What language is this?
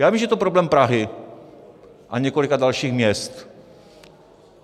Czech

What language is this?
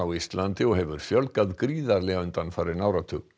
Icelandic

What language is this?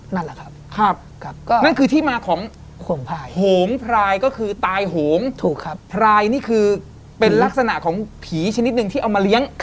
Thai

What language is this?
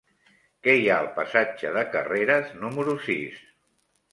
Catalan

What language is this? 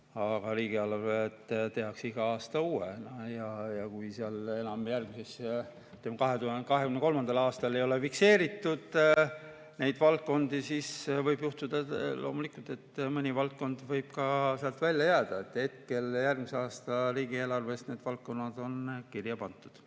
Estonian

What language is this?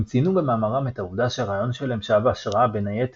Hebrew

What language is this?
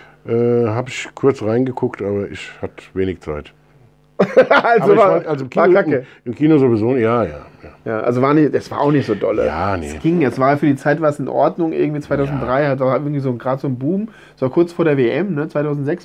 German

